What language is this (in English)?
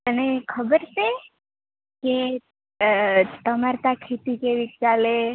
Gujarati